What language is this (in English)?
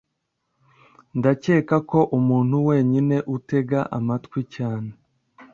Kinyarwanda